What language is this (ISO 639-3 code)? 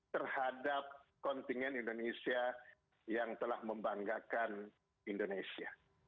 ind